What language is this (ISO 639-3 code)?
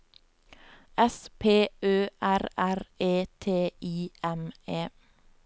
nor